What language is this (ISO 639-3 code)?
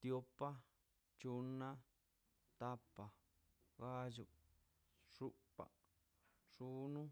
zpy